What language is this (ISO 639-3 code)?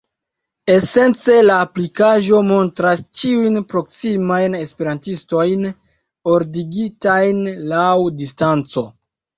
epo